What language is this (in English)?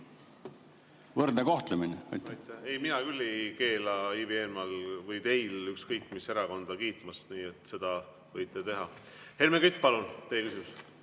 Estonian